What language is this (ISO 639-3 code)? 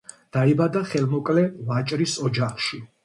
kat